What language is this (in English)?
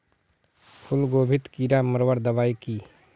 Magahi